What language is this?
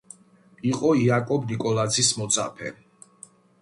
Georgian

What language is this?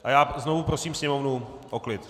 Czech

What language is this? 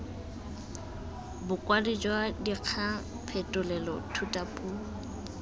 Tswana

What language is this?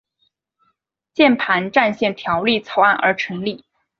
Chinese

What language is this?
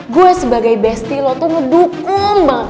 Indonesian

